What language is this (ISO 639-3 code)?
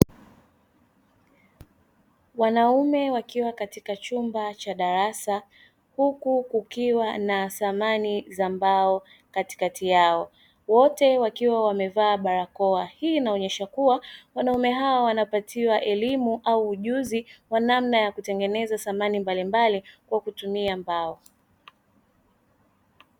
swa